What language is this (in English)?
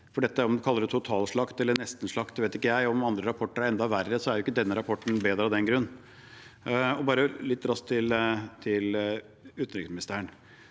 Norwegian